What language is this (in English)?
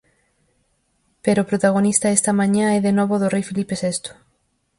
Galician